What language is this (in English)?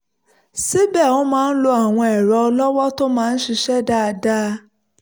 Yoruba